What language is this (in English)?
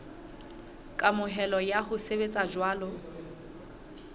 Southern Sotho